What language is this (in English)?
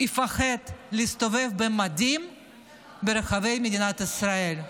Hebrew